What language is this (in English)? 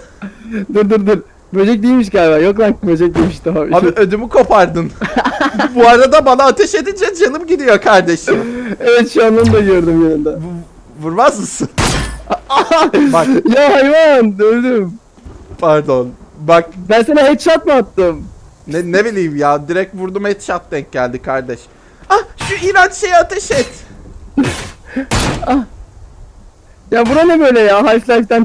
Turkish